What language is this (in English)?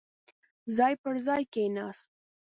Pashto